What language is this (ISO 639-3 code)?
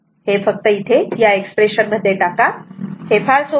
mar